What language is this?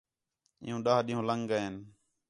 Khetrani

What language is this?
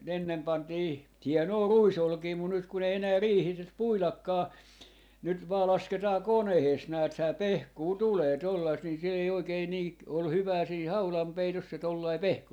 Finnish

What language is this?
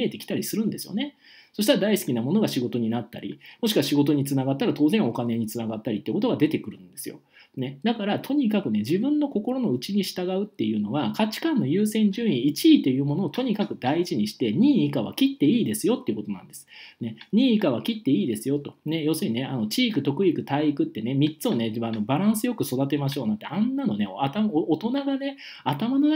Japanese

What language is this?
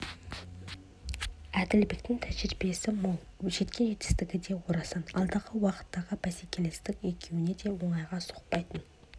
Kazakh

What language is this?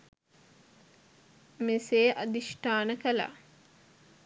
Sinhala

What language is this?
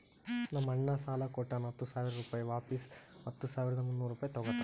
Kannada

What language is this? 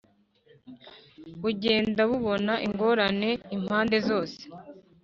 Kinyarwanda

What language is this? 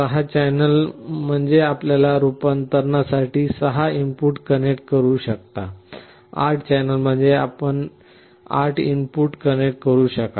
Marathi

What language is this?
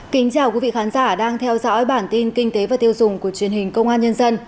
Vietnamese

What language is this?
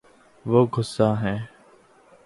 Urdu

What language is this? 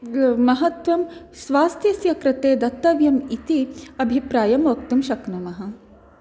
Sanskrit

